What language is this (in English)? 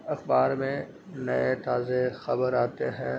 Urdu